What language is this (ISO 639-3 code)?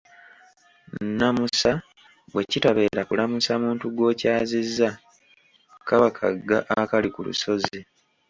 lug